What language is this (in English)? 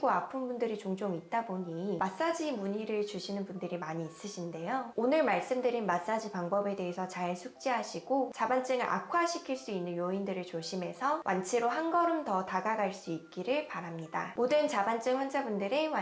Korean